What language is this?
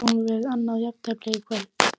Icelandic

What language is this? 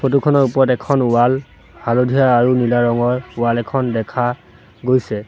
Assamese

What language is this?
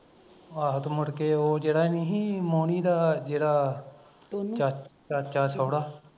Punjabi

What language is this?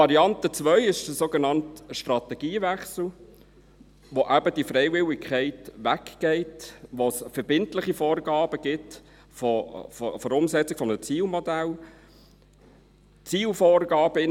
Swiss German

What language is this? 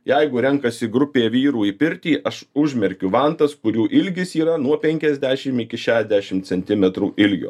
Lithuanian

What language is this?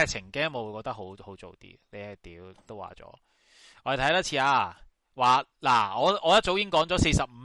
Chinese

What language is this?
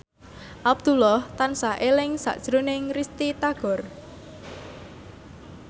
Javanese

